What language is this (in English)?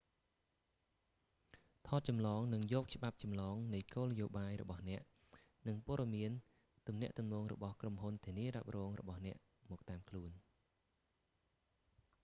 Khmer